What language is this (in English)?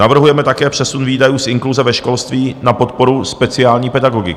Czech